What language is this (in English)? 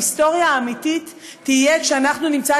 Hebrew